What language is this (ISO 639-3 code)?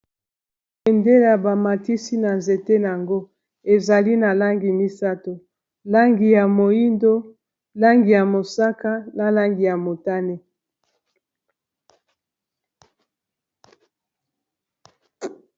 lin